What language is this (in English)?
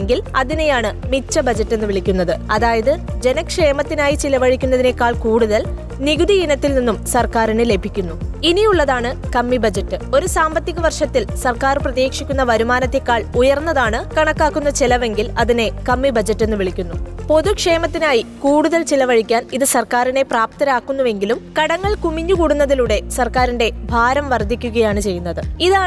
Malayalam